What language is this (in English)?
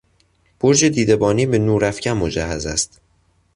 Persian